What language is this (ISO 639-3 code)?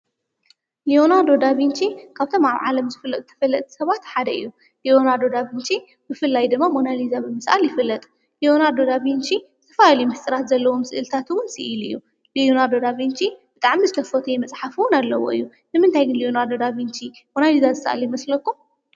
tir